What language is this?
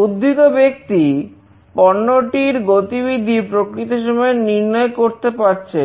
Bangla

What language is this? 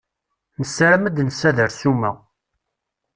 Kabyle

